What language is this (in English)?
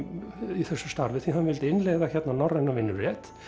Icelandic